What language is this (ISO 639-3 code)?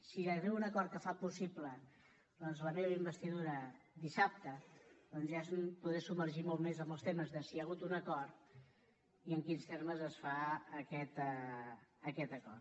cat